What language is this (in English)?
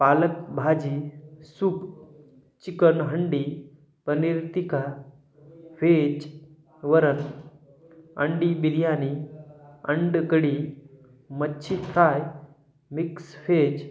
Marathi